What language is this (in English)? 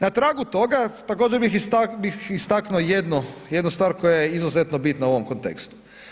Croatian